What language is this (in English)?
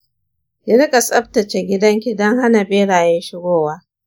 Hausa